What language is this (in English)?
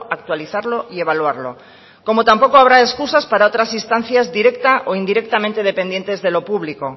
Spanish